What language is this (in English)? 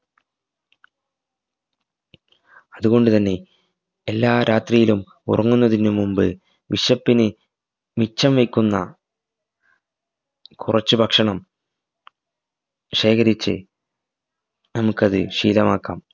Malayalam